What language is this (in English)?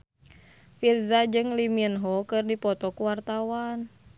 Sundanese